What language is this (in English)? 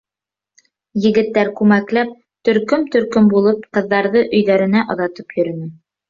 Bashkir